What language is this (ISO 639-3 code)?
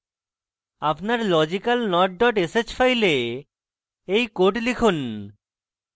ben